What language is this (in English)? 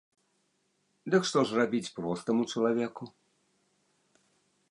Belarusian